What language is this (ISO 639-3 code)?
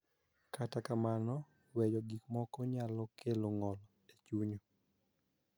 luo